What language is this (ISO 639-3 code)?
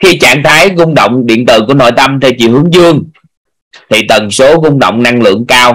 vie